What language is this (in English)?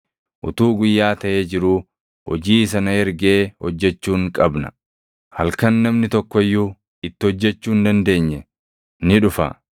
Oromo